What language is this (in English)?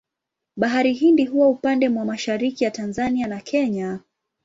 Swahili